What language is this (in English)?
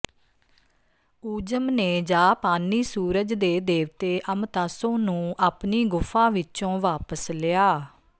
Punjabi